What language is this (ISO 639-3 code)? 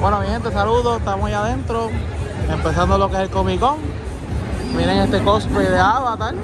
spa